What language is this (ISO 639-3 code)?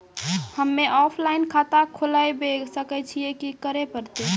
mai